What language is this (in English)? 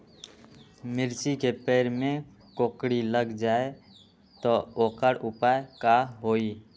Magahi